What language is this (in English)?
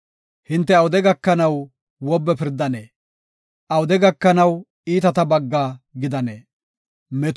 Gofa